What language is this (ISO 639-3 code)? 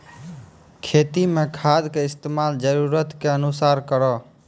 mai